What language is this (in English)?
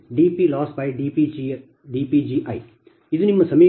Kannada